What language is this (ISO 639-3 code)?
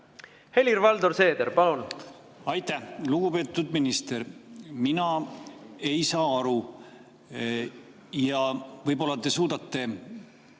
est